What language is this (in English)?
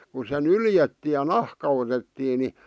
Finnish